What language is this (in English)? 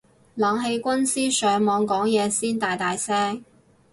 Cantonese